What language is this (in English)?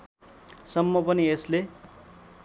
Nepali